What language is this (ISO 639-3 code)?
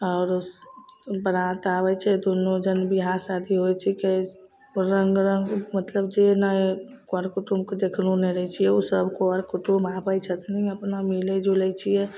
mai